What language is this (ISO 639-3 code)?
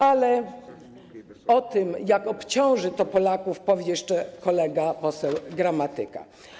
pol